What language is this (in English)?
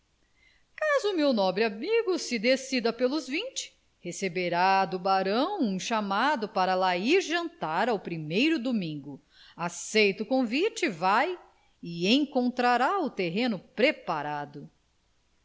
Portuguese